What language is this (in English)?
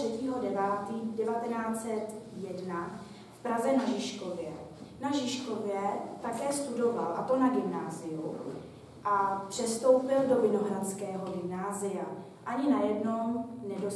Czech